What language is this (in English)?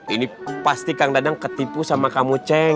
Indonesian